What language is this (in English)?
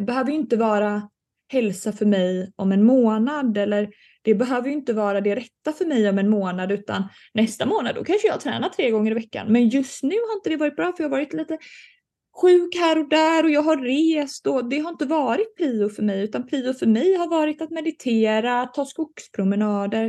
Swedish